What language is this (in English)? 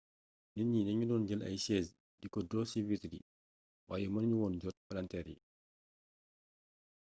Wolof